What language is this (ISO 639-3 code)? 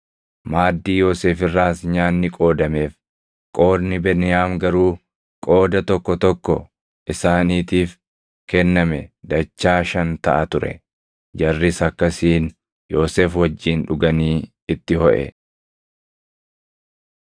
orm